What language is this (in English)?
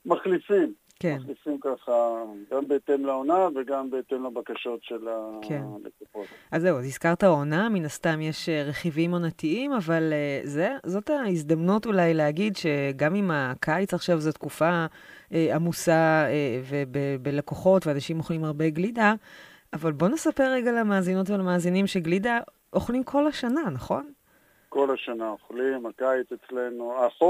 Hebrew